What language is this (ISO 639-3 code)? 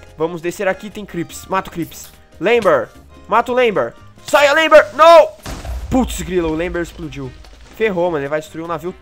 por